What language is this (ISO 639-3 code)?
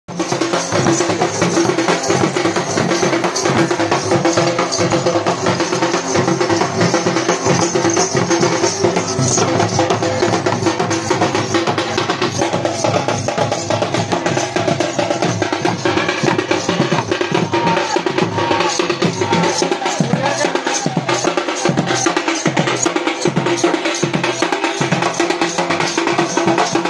eng